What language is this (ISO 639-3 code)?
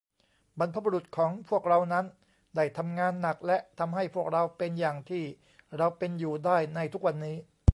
tha